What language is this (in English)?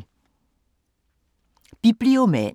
Danish